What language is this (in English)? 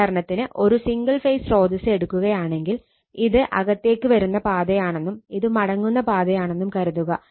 Malayalam